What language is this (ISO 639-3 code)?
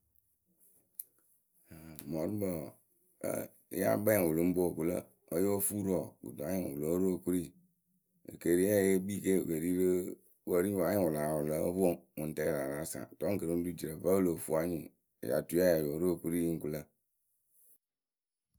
keu